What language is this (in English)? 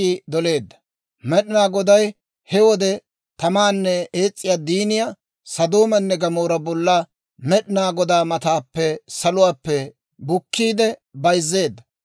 Dawro